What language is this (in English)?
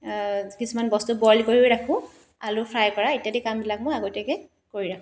Assamese